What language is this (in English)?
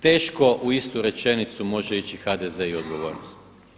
Croatian